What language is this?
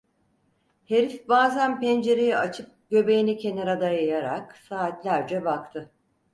Turkish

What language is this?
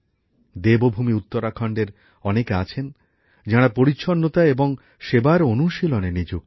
Bangla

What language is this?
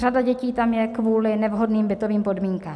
Czech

